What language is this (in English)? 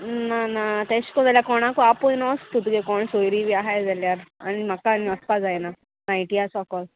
Konkani